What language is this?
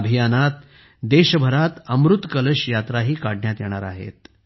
Marathi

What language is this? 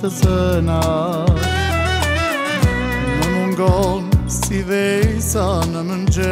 Greek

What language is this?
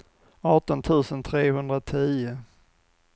Swedish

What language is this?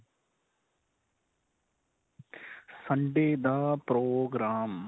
Punjabi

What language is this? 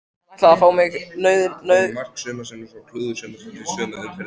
Icelandic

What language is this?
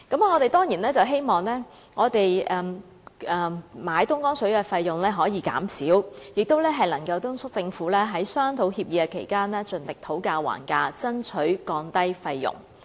Cantonese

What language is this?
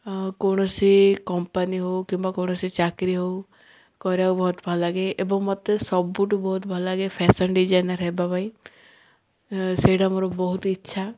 Odia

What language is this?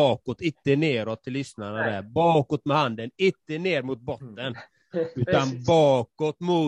Swedish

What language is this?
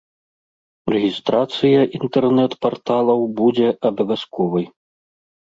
Belarusian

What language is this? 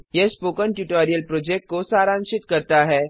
Hindi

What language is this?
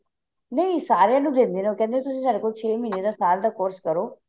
Punjabi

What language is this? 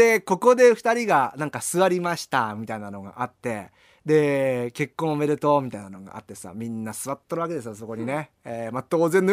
Japanese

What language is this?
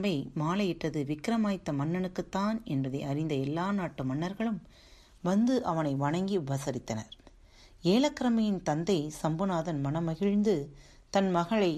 Tamil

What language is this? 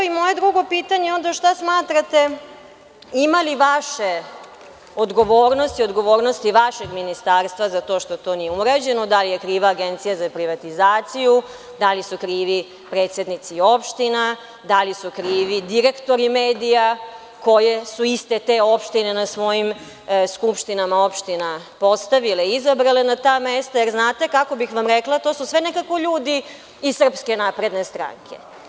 Serbian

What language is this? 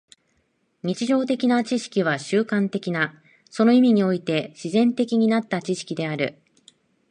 Japanese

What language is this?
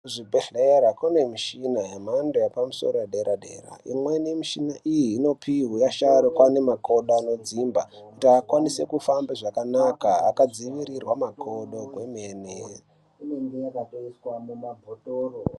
Ndau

